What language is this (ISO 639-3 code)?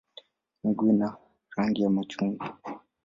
swa